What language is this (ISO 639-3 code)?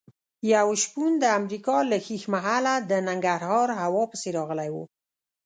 pus